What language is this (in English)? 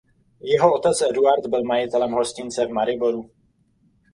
Czech